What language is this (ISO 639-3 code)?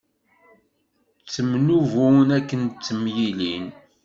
kab